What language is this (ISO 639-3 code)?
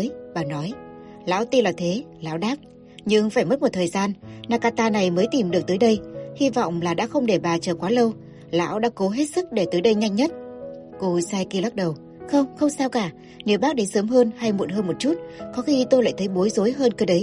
vie